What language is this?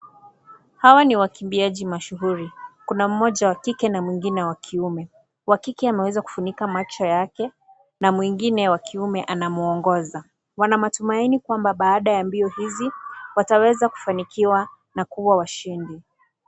Swahili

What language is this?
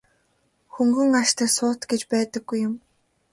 Mongolian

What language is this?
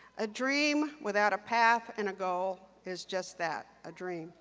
English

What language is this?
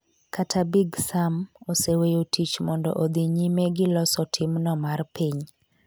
Luo (Kenya and Tanzania)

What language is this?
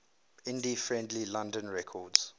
English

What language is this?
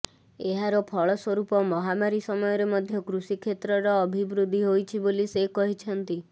Odia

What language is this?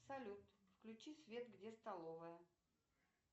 Russian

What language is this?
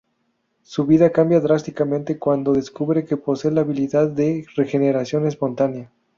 Spanish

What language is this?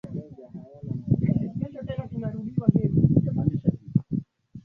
Swahili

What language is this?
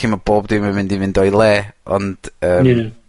Welsh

